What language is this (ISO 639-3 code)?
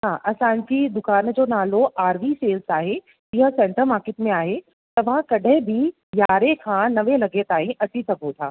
snd